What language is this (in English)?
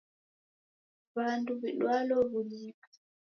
Taita